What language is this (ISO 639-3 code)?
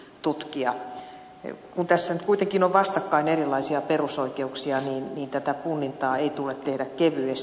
fin